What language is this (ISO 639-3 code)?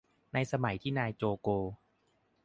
tha